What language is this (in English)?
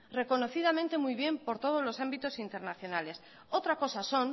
Spanish